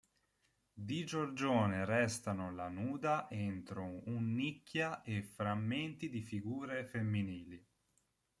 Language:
Italian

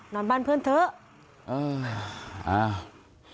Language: Thai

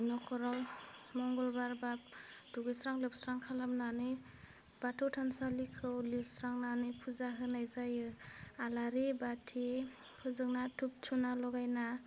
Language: Bodo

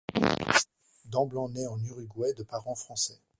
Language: French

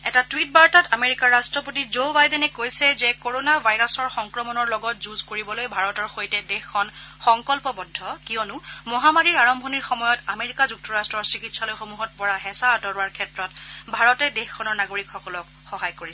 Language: Assamese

